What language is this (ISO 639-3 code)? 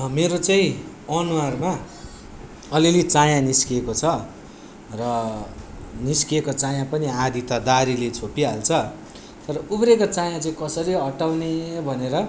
nep